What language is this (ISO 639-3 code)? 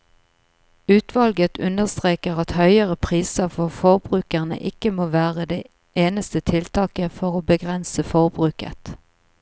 nor